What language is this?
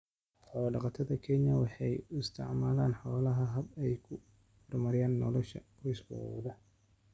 Somali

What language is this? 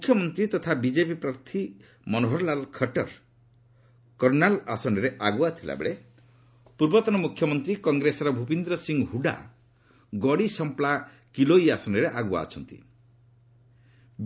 Odia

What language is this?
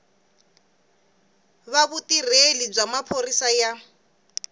Tsonga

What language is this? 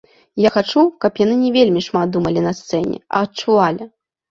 Belarusian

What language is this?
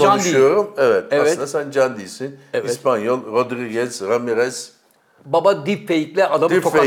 Turkish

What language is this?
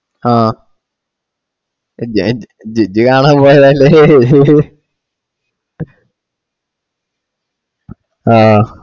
Malayalam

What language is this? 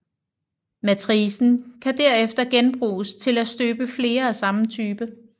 Danish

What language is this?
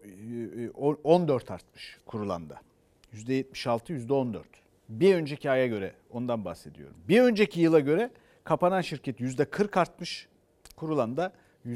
Turkish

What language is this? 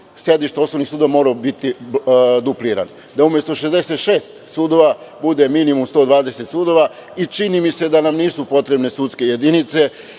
Serbian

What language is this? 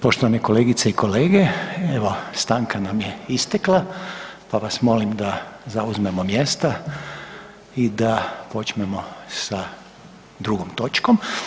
Croatian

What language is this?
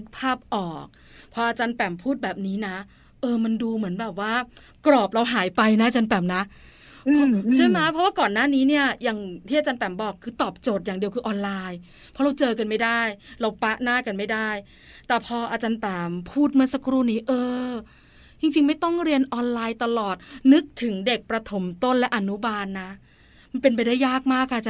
Thai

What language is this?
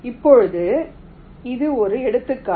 Tamil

